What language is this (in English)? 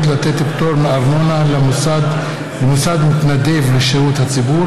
Hebrew